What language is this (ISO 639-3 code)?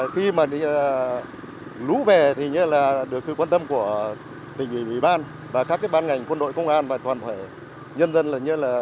vie